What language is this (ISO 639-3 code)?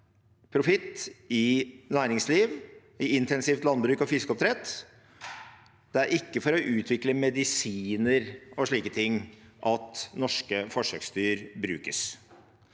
nor